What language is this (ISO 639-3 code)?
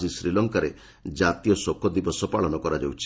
ori